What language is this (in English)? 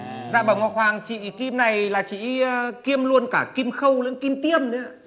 Vietnamese